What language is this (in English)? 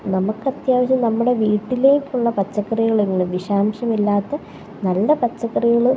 Malayalam